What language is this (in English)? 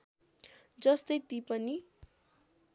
Nepali